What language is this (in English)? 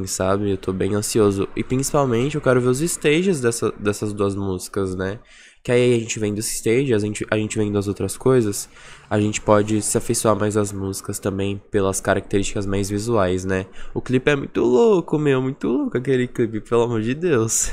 Portuguese